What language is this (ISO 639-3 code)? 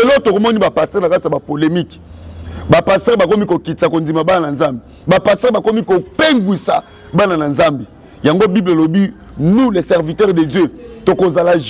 fra